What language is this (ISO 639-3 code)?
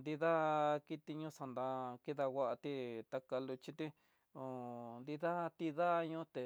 mtx